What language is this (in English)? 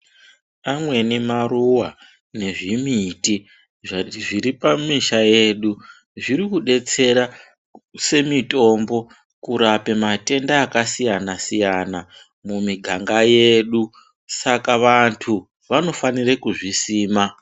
Ndau